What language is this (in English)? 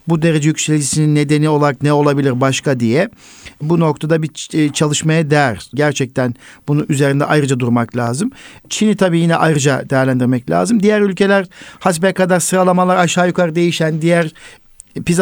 Turkish